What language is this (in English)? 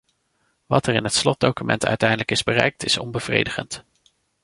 Dutch